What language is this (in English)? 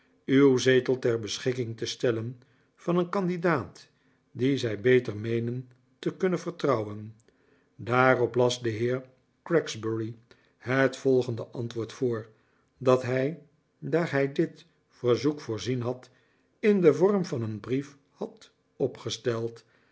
Dutch